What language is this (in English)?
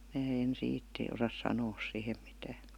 Finnish